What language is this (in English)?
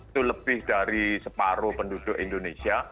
Indonesian